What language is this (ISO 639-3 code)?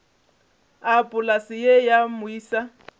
nso